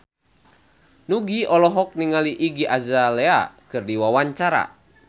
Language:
Sundanese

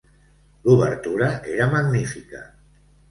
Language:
Catalan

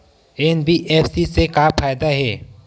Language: Chhattisgarhi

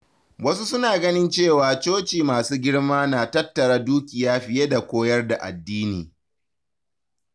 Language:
Hausa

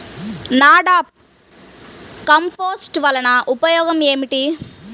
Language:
Telugu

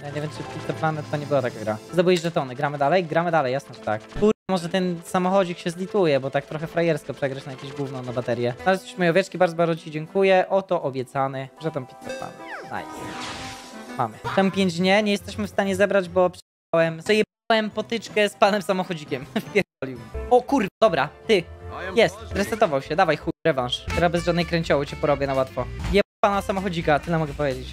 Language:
Polish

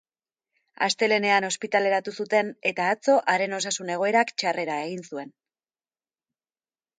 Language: Basque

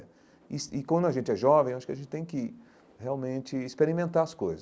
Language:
Portuguese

